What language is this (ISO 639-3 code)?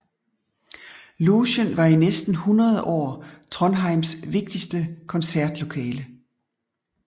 dan